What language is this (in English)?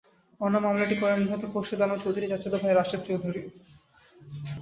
Bangla